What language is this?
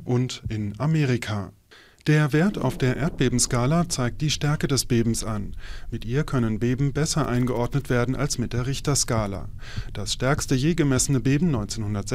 German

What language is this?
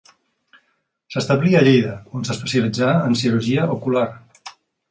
Catalan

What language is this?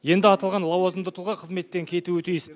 Kazakh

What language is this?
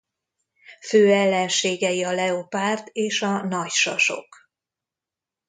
Hungarian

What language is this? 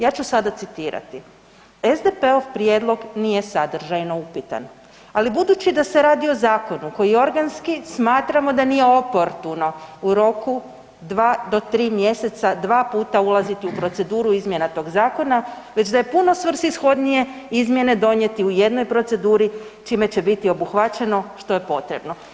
Croatian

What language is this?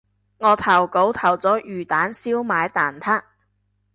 Cantonese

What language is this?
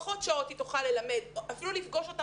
Hebrew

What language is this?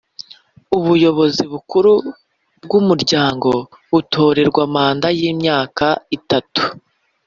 Kinyarwanda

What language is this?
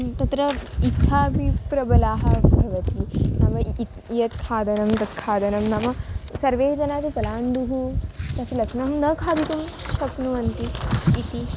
Sanskrit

